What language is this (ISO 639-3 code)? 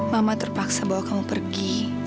ind